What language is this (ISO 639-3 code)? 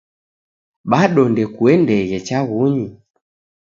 dav